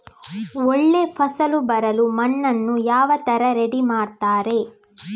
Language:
Kannada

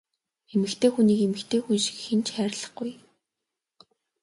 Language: Mongolian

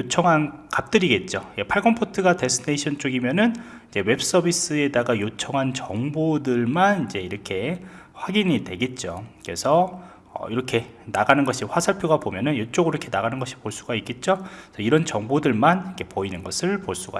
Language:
Korean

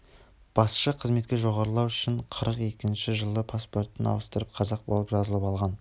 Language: Kazakh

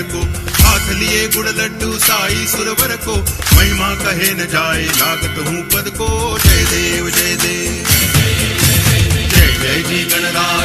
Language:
Hindi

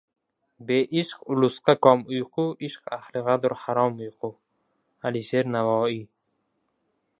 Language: Uzbek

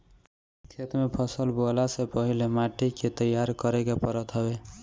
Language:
Bhojpuri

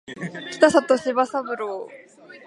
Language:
Japanese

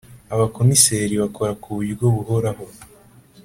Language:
Kinyarwanda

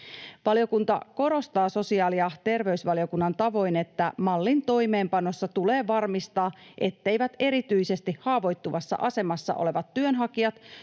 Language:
Finnish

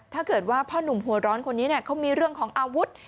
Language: Thai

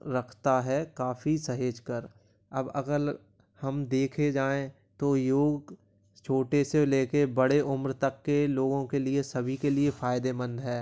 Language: Hindi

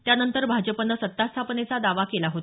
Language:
Marathi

